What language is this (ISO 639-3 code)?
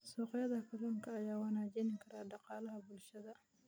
som